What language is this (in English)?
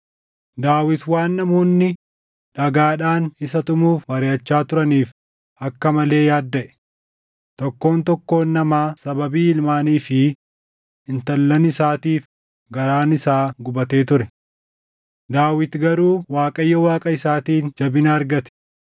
Oromo